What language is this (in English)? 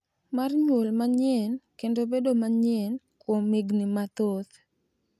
Luo (Kenya and Tanzania)